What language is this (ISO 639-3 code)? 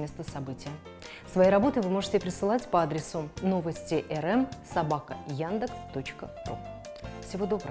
rus